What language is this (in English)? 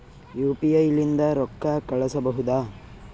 Kannada